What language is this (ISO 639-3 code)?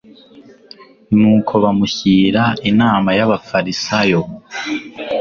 kin